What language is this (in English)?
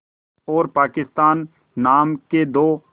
Hindi